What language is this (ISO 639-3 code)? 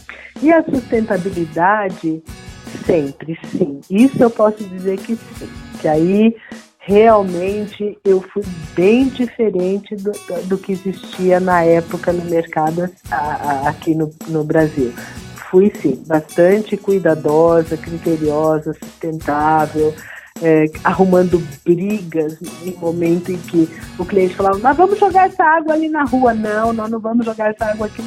por